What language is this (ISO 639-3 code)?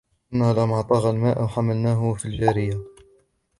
ara